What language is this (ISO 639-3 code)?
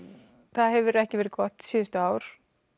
isl